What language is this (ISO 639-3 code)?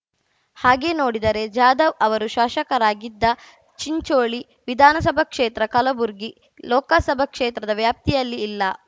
kan